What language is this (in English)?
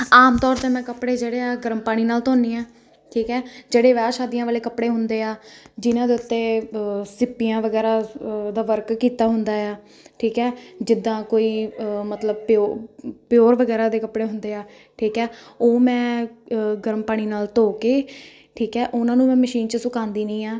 Punjabi